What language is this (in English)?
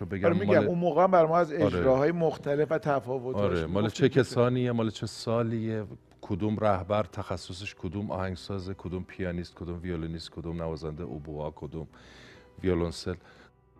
Persian